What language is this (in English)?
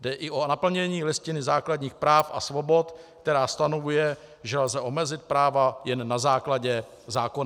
Czech